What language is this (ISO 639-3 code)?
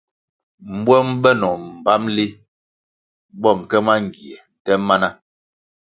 nmg